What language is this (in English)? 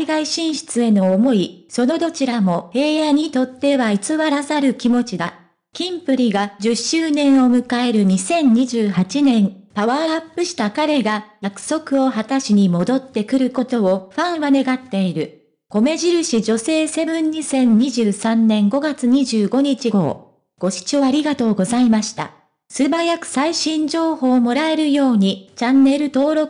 Japanese